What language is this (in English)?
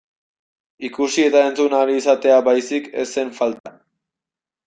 Basque